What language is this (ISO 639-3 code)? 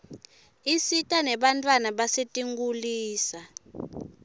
ssw